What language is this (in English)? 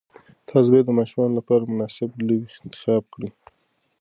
Pashto